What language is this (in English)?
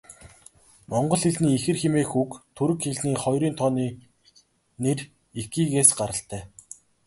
Mongolian